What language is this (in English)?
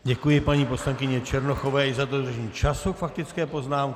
Czech